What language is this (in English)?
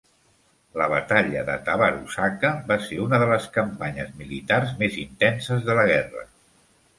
Catalan